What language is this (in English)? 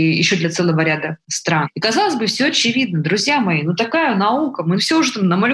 Russian